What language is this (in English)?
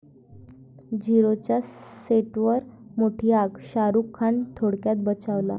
Marathi